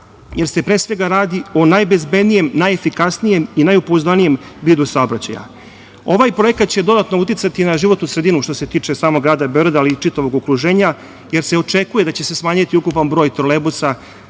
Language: Serbian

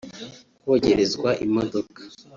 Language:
Kinyarwanda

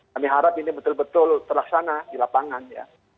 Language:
Indonesian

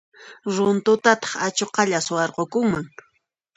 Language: Puno Quechua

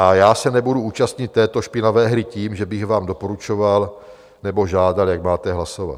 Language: Czech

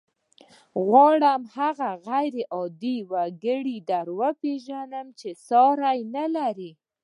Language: Pashto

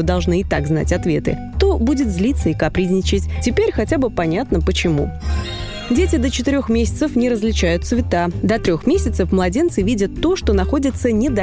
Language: Russian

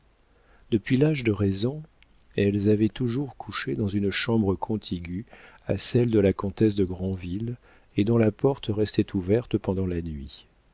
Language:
French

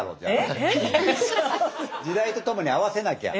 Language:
Japanese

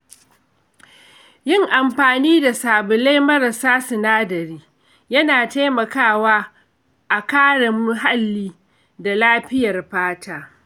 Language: Hausa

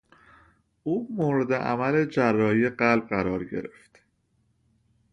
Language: Persian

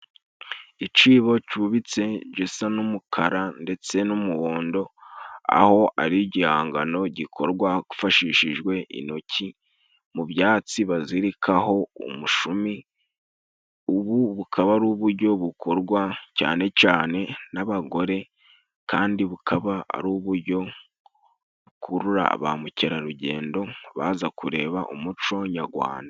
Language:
Kinyarwanda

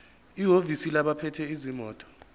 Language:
Zulu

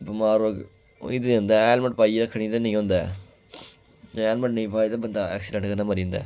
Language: Dogri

